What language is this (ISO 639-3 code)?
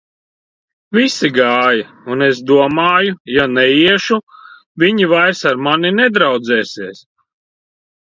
lav